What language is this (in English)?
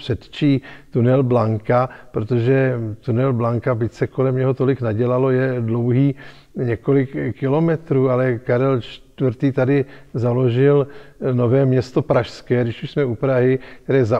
Czech